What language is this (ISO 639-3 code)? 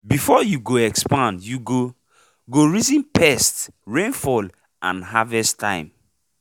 pcm